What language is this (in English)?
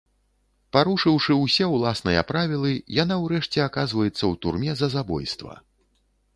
Belarusian